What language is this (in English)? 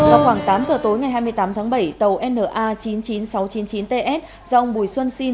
Vietnamese